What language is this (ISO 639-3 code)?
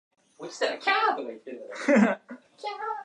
jpn